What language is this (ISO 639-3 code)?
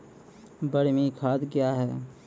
mai